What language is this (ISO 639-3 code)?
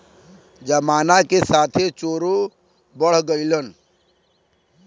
bho